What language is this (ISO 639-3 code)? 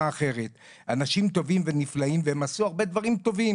heb